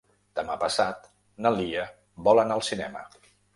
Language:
Catalan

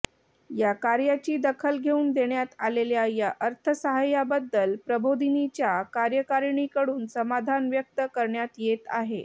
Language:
Marathi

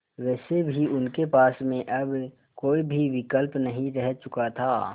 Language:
Hindi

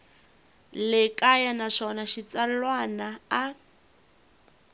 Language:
Tsonga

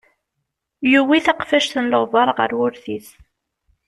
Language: Kabyle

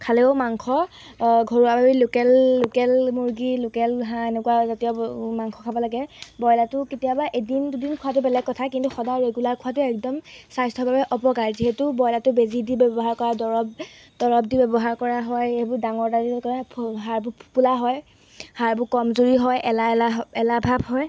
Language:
Assamese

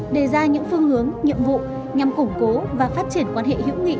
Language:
Vietnamese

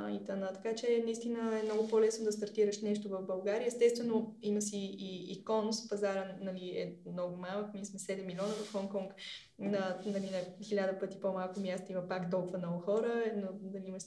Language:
Bulgarian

